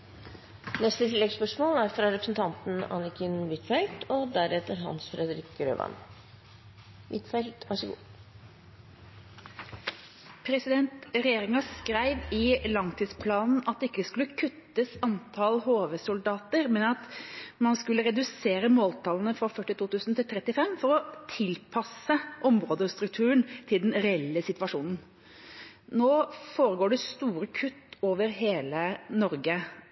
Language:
Norwegian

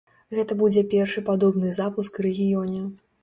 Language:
Belarusian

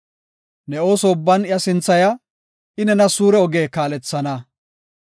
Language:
Gofa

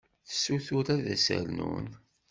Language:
Kabyle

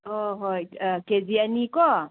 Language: Manipuri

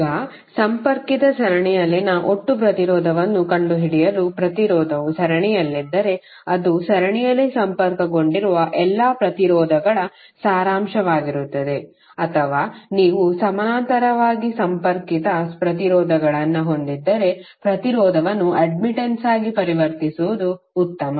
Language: Kannada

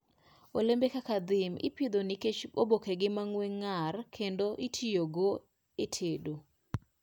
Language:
Luo (Kenya and Tanzania)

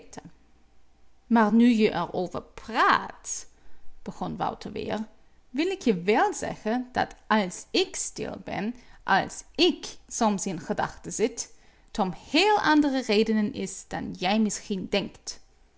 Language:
Dutch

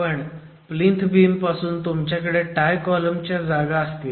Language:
Marathi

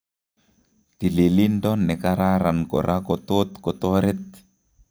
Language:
Kalenjin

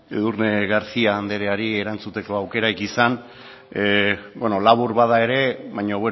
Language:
Basque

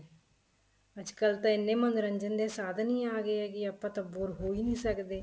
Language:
Punjabi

